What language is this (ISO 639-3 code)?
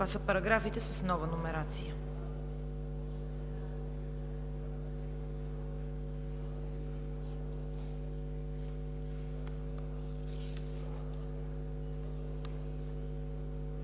bul